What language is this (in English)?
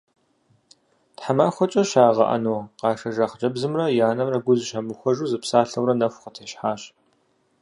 Kabardian